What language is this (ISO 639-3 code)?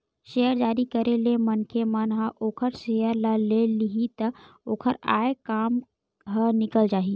hne